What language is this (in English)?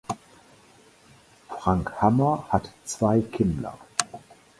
German